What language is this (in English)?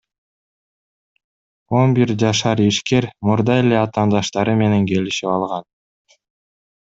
Kyrgyz